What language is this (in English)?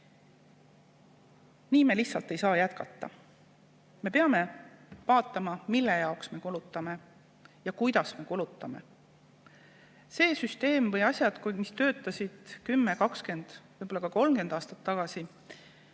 Estonian